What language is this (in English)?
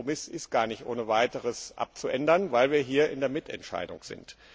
German